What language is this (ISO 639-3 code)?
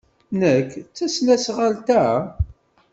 kab